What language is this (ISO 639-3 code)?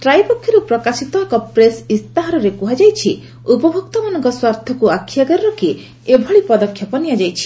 ori